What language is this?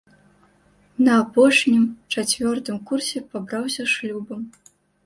Belarusian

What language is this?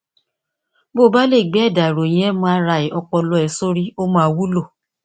Yoruba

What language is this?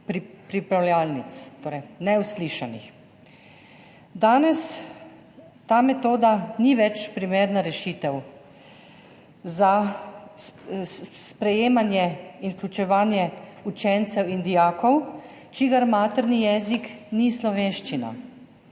Slovenian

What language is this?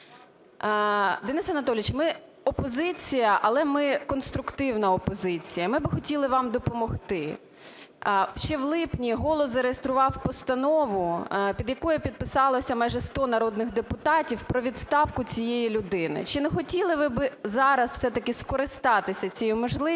Ukrainian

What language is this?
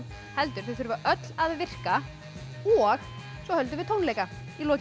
Icelandic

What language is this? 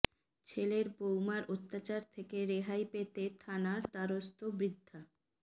Bangla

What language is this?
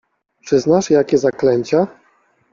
Polish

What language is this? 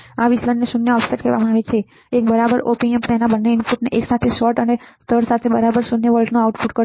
Gujarati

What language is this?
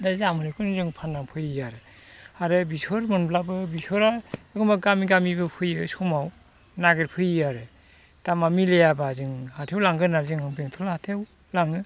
Bodo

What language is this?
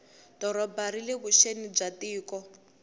Tsonga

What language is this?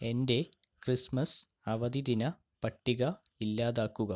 Malayalam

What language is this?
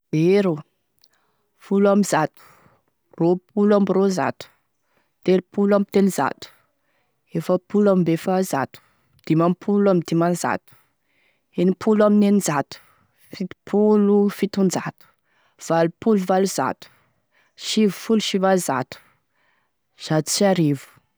Tesaka Malagasy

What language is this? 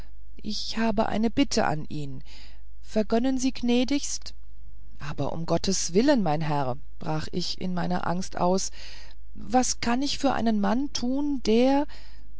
German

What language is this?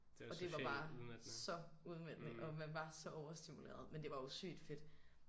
Danish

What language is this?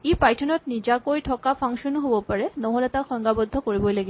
Assamese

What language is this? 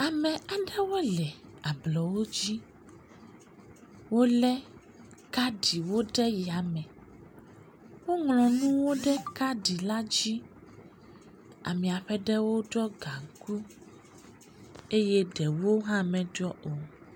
Ewe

